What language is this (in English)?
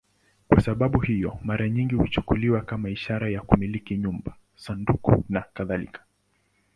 Swahili